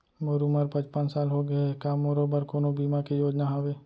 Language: Chhattisgarhi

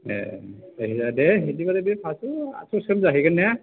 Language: Bodo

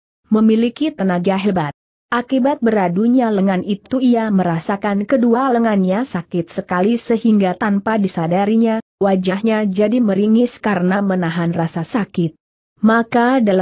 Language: Indonesian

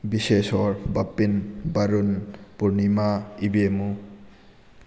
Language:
Manipuri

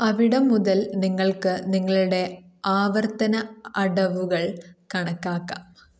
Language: Malayalam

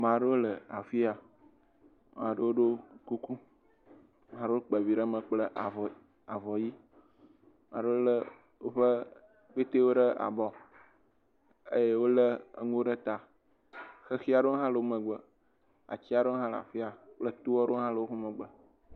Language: Ewe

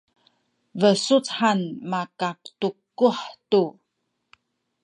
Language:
Sakizaya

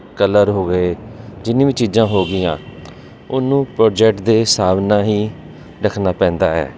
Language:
Punjabi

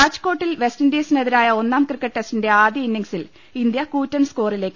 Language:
Malayalam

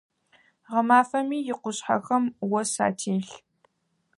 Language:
Adyghe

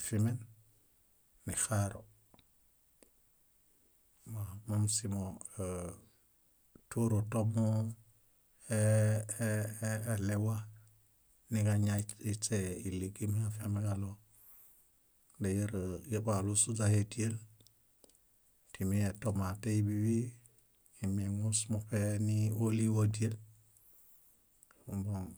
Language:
Bayot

